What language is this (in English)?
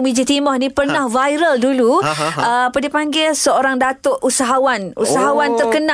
Malay